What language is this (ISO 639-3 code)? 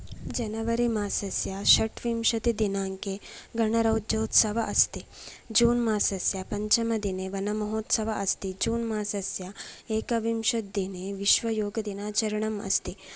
san